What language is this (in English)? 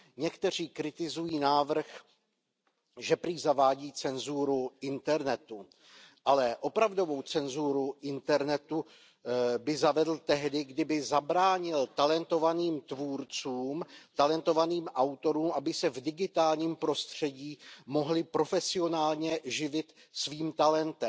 Czech